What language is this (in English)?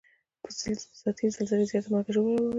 Pashto